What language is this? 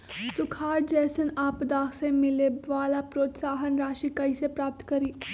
Magahi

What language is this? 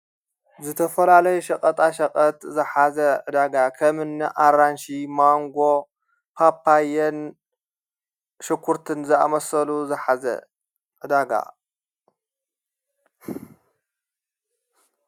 Tigrinya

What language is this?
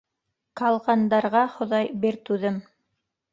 Bashkir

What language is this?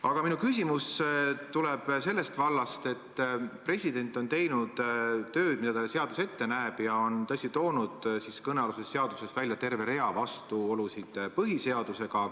Estonian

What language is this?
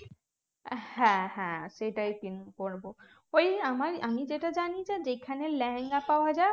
Bangla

